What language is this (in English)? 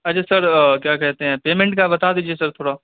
Urdu